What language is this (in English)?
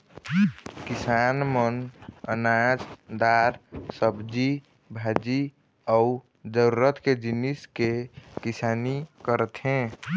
Chhattisgarhi